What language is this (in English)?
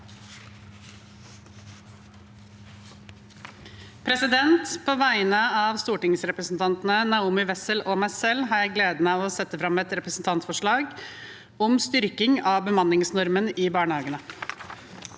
Norwegian